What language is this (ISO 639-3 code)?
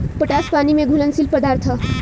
bho